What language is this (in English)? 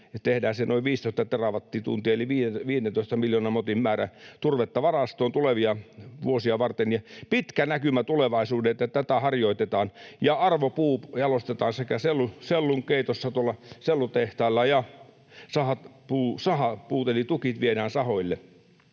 Finnish